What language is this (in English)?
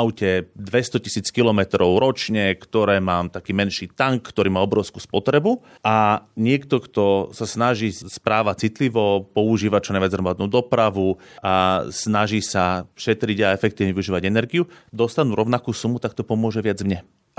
Slovak